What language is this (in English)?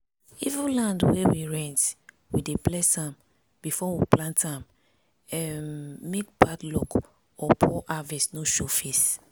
Nigerian Pidgin